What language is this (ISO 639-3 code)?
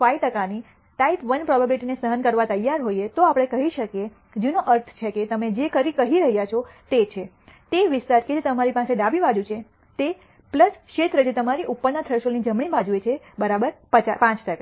guj